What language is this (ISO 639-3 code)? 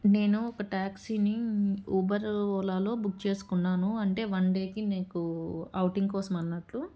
tel